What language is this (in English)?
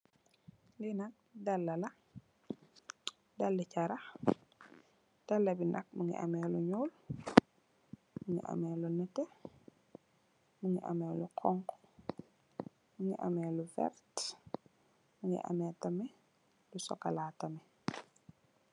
Wolof